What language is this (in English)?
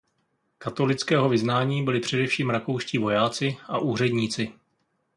Czech